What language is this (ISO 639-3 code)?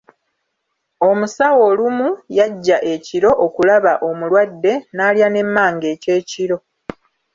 lug